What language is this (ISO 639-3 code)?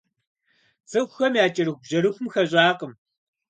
kbd